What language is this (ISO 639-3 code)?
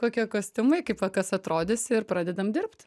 lit